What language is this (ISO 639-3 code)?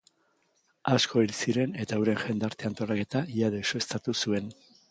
eus